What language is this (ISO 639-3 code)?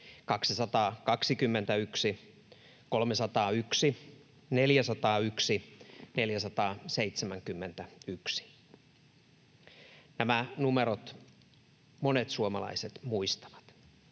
fin